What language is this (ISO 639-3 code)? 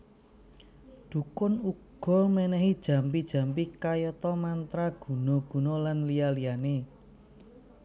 jav